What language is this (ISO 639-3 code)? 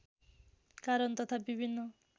nep